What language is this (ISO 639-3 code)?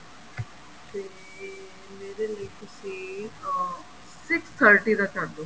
pan